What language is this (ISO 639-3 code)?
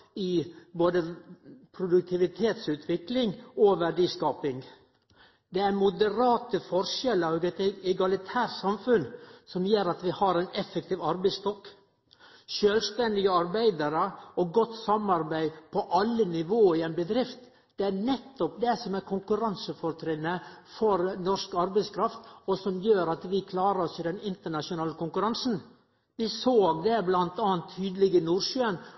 nno